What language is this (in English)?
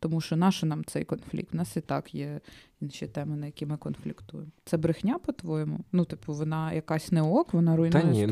Ukrainian